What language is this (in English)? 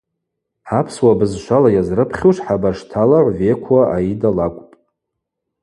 Abaza